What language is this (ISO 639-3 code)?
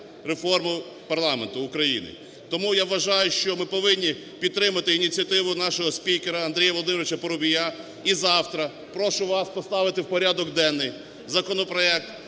ukr